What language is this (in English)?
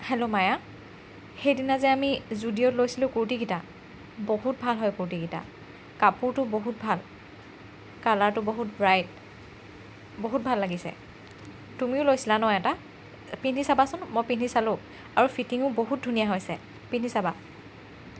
Assamese